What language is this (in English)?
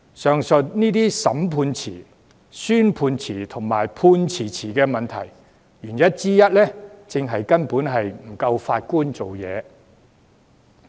Cantonese